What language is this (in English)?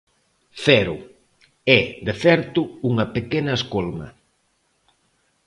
Galician